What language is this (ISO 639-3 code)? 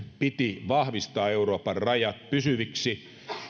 fin